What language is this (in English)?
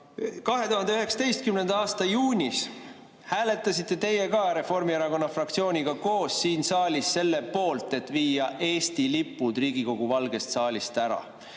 Estonian